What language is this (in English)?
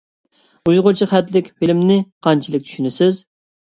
Uyghur